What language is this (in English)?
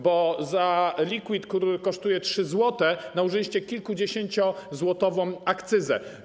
Polish